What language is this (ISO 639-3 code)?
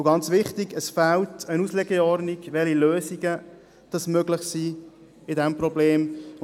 gsw